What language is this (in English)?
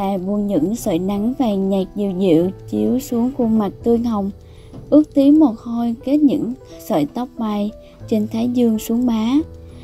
Vietnamese